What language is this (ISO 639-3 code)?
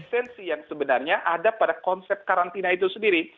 ind